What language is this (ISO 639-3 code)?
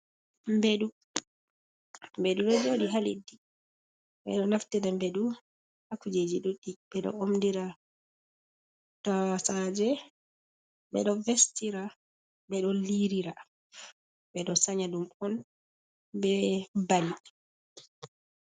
ful